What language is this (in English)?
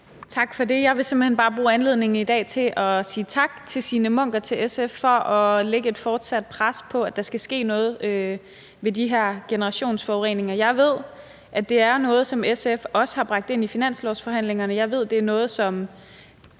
Danish